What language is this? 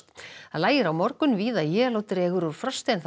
Icelandic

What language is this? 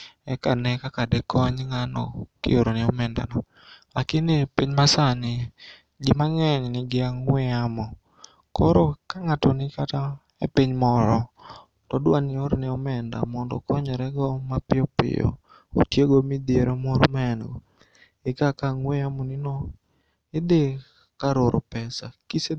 Luo (Kenya and Tanzania)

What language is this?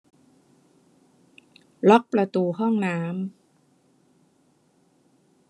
Thai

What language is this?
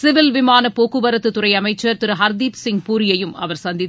Tamil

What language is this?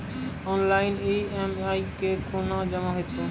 Maithili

